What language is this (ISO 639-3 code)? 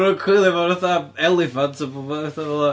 cym